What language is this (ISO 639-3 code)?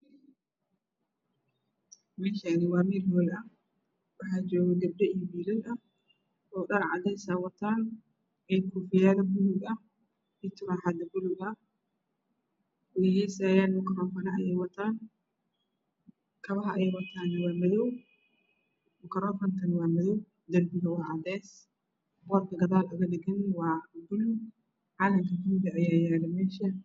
som